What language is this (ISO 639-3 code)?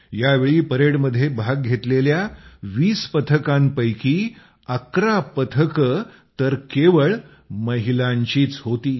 mar